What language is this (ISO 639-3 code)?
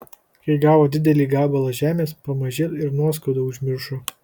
lit